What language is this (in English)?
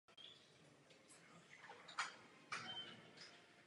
Czech